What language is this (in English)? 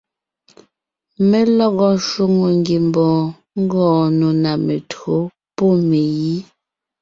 Ngiemboon